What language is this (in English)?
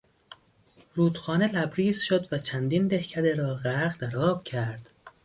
Persian